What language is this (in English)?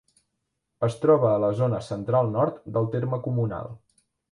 Catalan